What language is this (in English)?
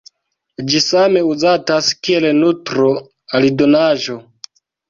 Esperanto